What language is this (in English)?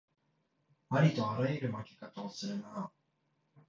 Japanese